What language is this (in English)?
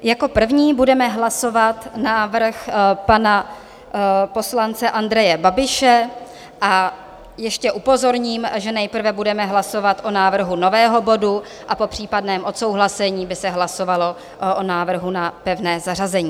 Czech